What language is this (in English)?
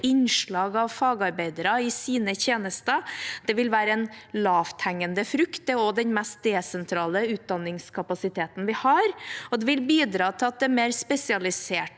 Norwegian